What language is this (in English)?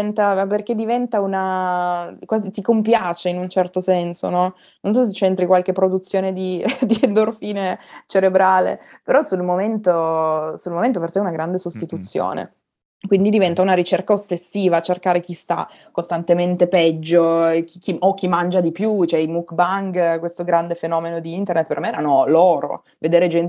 Italian